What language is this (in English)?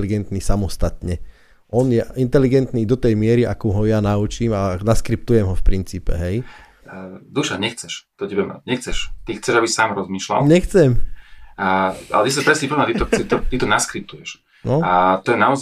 Slovak